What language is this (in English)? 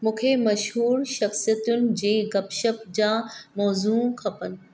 Sindhi